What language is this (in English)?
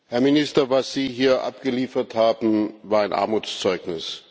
German